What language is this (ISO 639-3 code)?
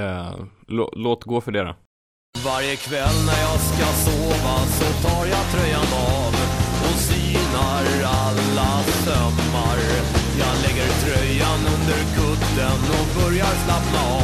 swe